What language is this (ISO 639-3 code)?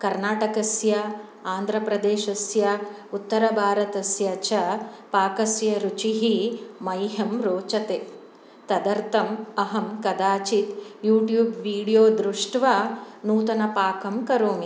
san